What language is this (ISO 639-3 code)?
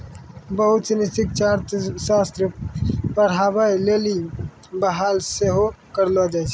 mai